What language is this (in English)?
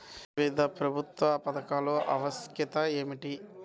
Telugu